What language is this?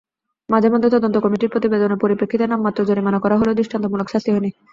Bangla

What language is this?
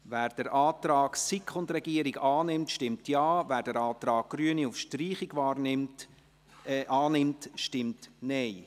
Swiss German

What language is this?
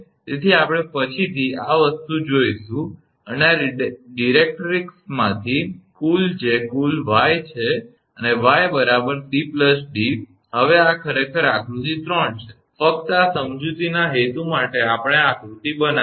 Gujarati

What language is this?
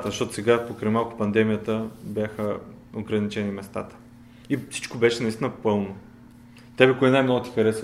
Bulgarian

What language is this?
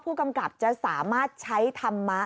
Thai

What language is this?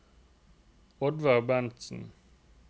Norwegian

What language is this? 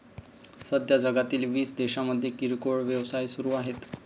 Marathi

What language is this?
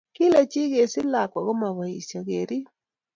Kalenjin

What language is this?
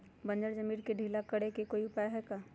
Magahi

